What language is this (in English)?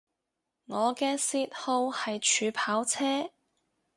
Cantonese